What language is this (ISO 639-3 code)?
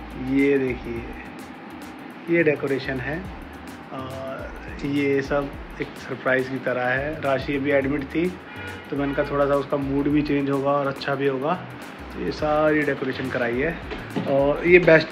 hin